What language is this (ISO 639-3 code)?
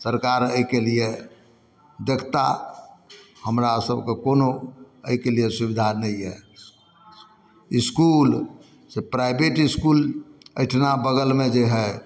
mai